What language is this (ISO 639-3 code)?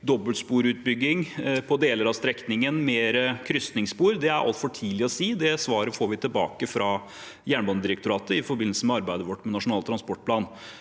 nor